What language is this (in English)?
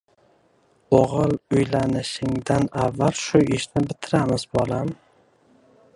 Uzbek